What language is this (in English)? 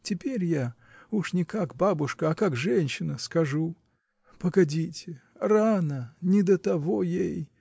Russian